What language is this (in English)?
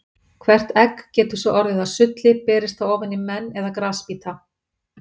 Icelandic